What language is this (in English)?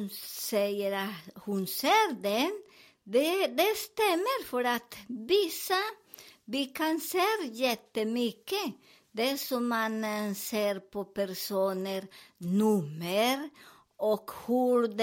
Swedish